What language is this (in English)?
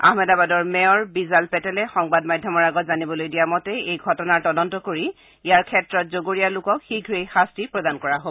Assamese